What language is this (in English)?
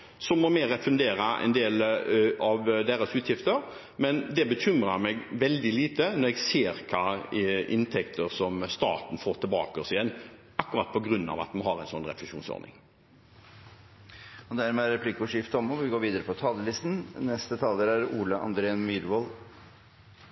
Norwegian